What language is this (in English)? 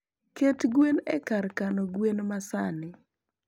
Luo (Kenya and Tanzania)